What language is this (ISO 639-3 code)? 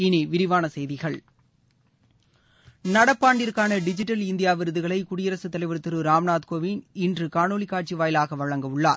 tam